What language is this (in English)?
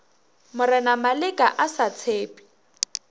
Northern Sotho